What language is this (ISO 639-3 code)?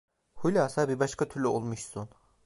tur